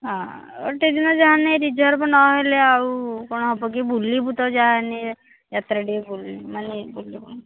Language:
Odia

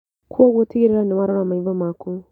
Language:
Kikuyu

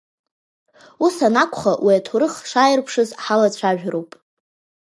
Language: Abkhazian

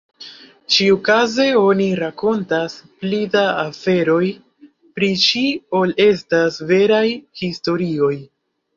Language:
Esperanto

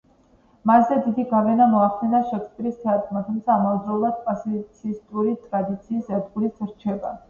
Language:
Georgian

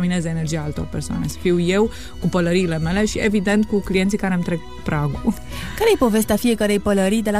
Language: Romanian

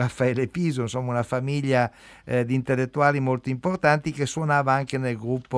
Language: Italian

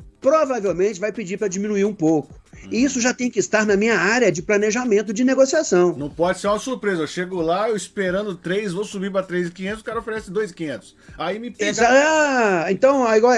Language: Portuguese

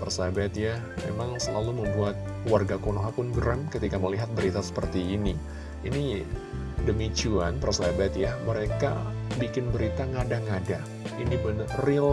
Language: Indonesian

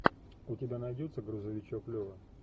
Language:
Russian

